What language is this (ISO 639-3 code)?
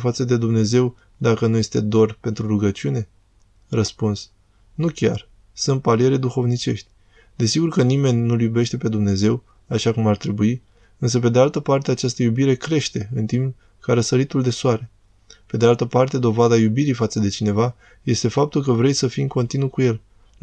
ron